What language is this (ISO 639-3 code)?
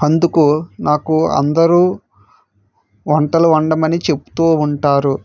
tel